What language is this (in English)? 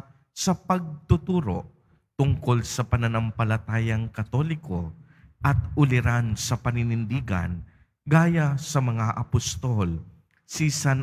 Filipino